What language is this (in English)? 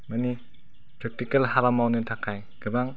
Bodo